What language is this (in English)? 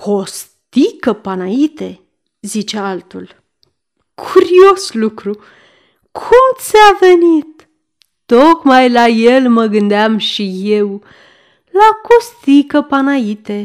Romanian